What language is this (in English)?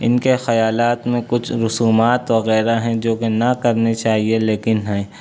Urdu